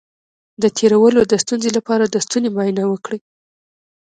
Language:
Pashto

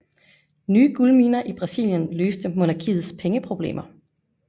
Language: Danish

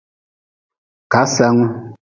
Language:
Nawdm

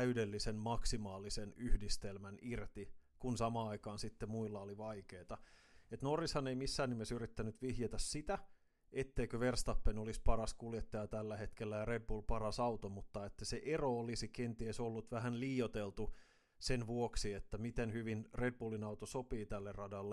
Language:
Finnish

